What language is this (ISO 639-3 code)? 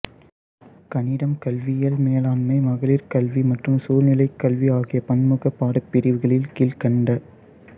tam